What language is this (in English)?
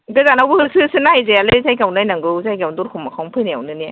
Bodo